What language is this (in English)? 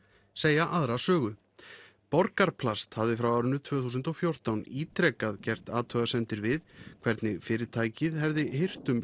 Icelandic